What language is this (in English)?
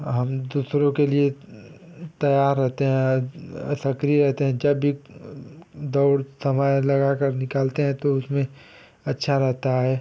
Hindi